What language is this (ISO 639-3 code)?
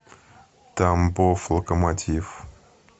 rus